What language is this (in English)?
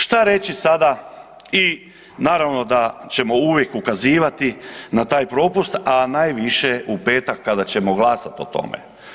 Croatian